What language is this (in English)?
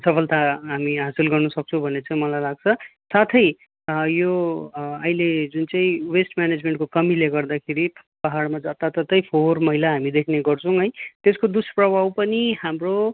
Nepali